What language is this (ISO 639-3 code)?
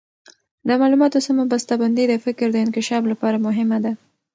pus